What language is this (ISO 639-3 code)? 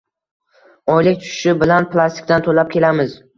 uzb